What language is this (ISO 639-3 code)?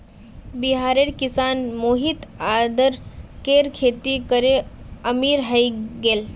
mag